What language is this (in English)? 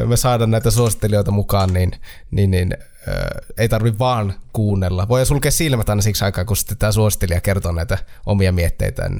Finnish